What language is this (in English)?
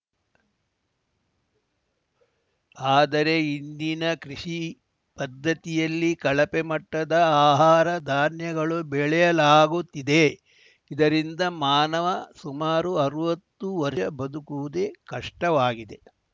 Kannada